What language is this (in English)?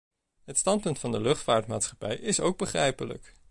Dutch